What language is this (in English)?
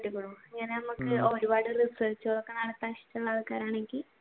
Malayalam